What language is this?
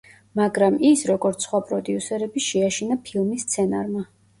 Georgian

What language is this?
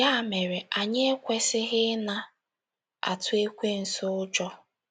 Igbo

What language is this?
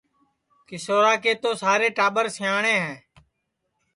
Sansi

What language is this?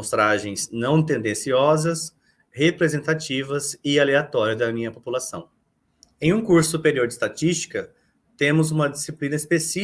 Portuguese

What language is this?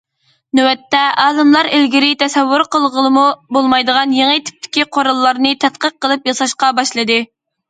Uyghur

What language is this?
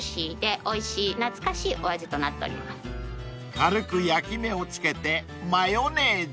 Japanese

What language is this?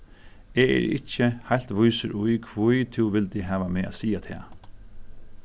Faroese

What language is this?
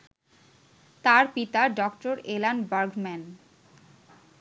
Bangla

